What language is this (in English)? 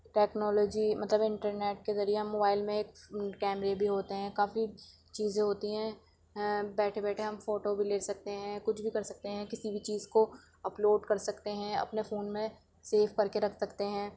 Urdu